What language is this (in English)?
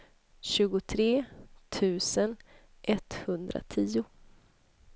Swedish